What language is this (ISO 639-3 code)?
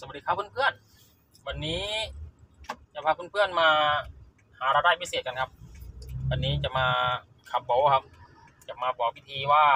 tha